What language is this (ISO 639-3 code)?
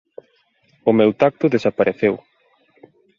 glg